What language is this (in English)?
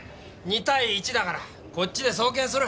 Japanese